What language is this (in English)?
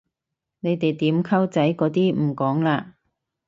Cantonese